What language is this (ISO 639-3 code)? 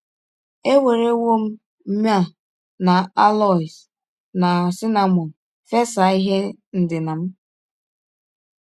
ibo